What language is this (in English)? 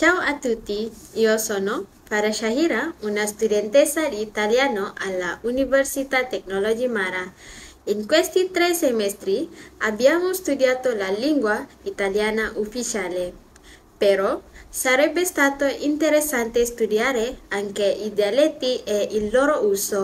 Italian